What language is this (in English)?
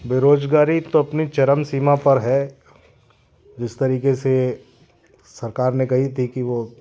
Hindi